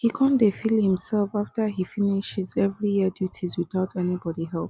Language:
Nigerian Pidgin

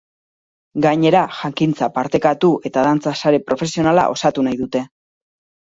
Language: Basque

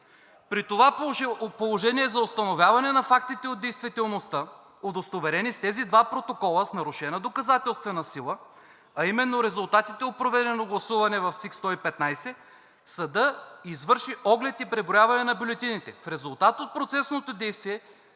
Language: Bulgarian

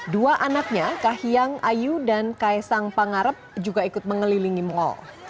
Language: Indonesian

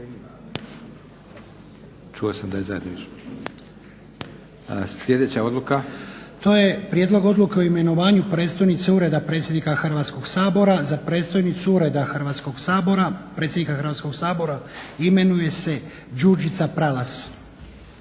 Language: Croatian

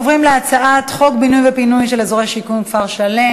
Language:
Hebrew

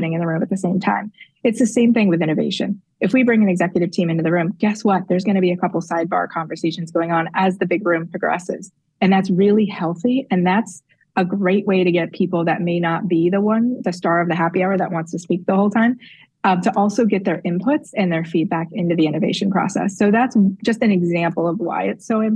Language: English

